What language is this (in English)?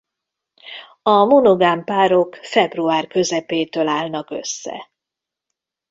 Hungarian